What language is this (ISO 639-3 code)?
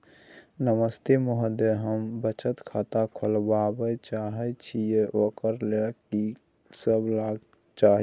mai